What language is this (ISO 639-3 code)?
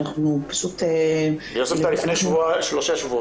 heb